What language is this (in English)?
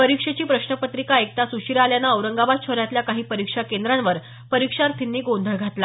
Marathi